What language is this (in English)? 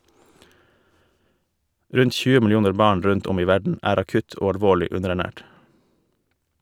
Norwegian